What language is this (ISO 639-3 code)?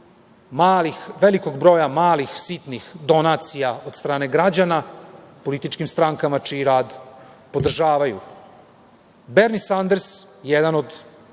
srp